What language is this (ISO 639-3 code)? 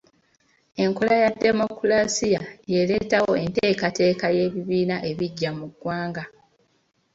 lug